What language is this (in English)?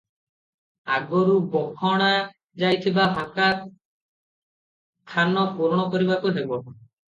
Odia